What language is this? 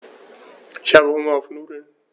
German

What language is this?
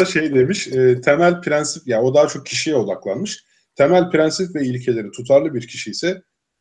Turkish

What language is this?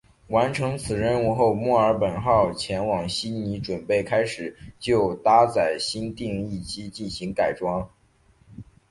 Chinese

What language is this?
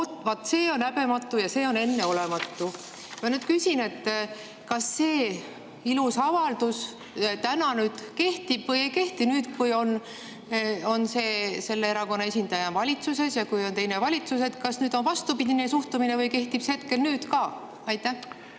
Estonian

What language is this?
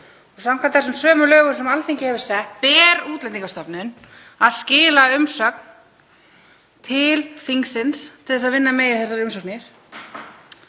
Icelandic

